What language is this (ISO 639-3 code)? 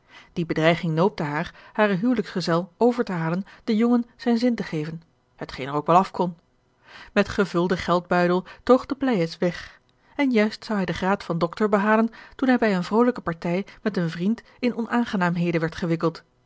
nld